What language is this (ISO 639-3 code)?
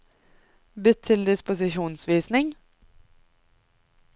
nor